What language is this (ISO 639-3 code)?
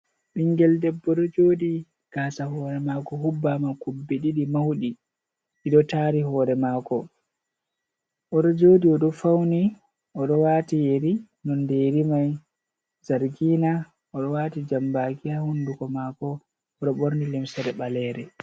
ful